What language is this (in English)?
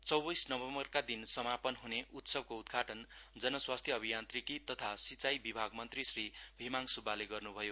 Nepali